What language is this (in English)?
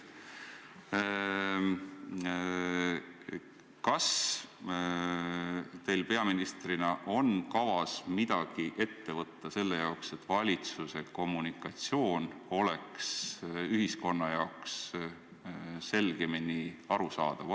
Estonian